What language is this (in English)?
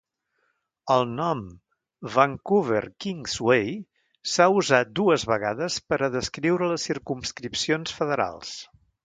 Catalan